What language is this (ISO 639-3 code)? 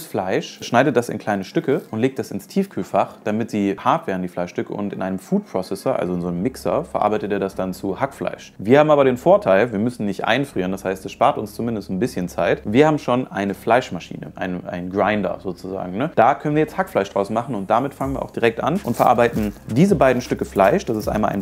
deu